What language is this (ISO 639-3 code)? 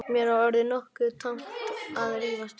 isl